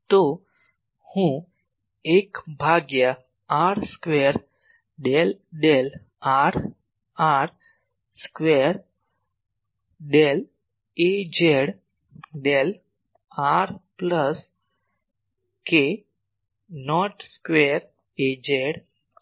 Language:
Gujarati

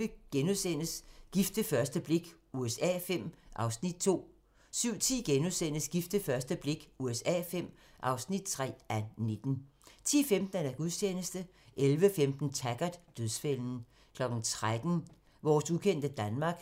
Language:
Danish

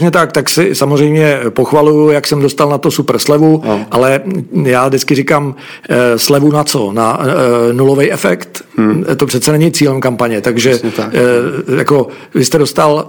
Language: Czech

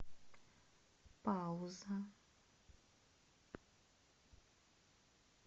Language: Russian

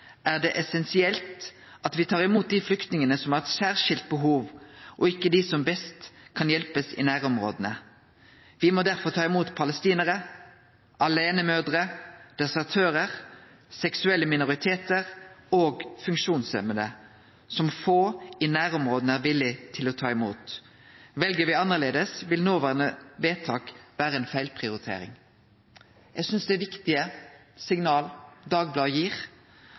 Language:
Norwegian Nynorsk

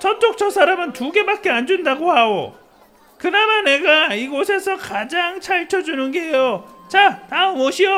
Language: Korean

